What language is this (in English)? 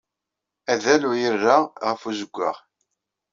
Kabyle